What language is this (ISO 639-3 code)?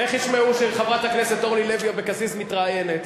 heb